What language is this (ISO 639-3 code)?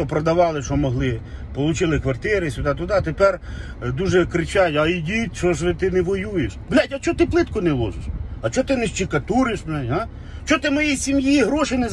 ukr